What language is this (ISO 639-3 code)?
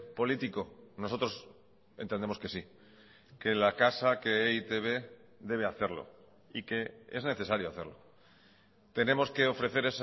spa